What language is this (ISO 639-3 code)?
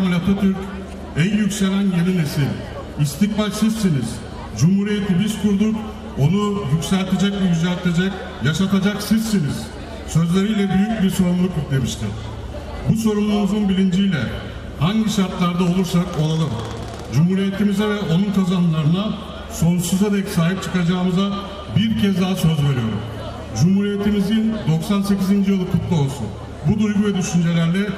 tur